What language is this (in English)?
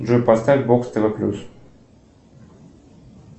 Russian